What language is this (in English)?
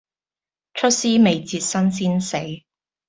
Cantonese